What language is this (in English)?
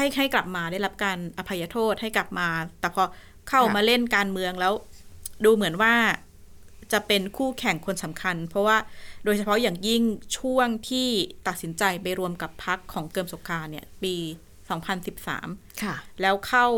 Thai